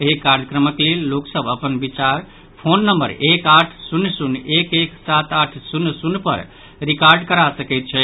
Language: Maithili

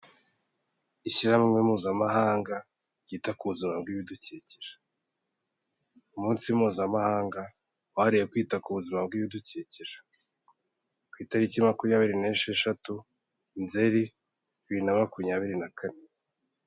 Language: Kinyarwanda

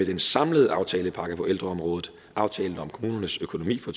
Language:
Danish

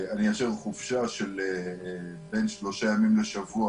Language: Hebrew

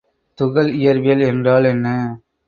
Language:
Tamil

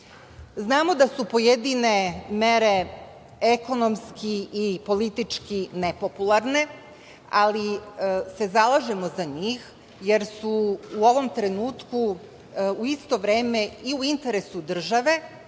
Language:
Serbian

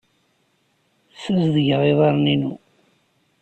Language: Kabyle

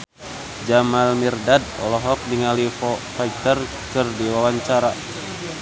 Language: Sundanese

